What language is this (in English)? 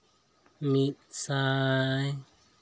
Santali